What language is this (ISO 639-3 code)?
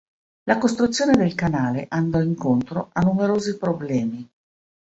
ita